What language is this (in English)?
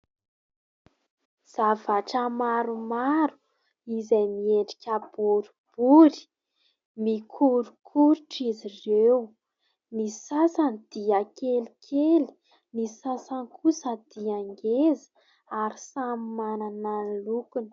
Malagasy